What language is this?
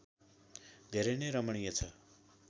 Nepali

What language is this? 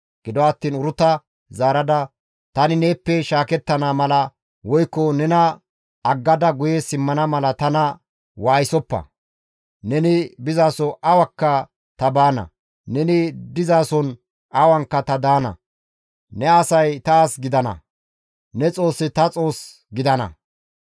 Gamo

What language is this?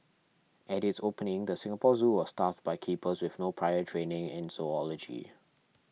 English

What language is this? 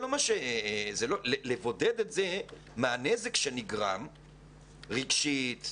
Hebrew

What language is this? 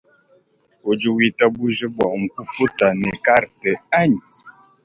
Luba-Lulua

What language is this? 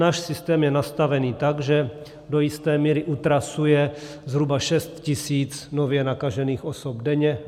Czech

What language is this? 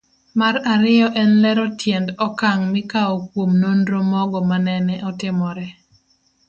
Luo (Kenya and Tanzania)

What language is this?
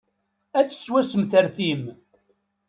Kabyle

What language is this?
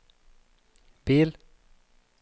Norwegian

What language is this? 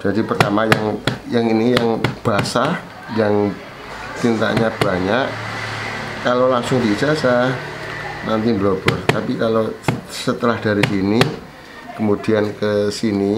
Indonesian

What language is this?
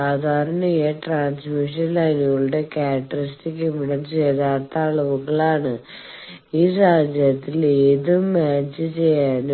Malayalam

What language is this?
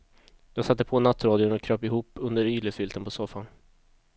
Swedish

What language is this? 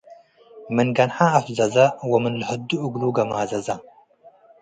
Tigre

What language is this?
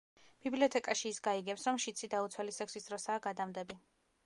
Georgian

